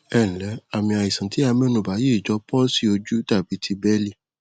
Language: Yoruba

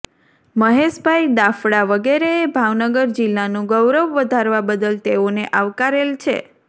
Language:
Gujarati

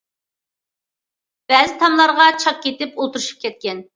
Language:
Uyghur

